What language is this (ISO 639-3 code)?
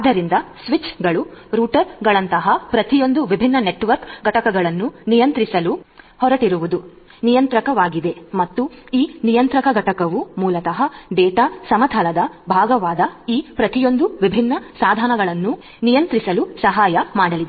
kan